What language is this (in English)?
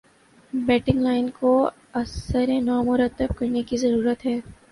Urdu